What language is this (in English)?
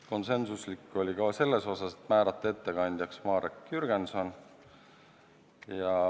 Estonian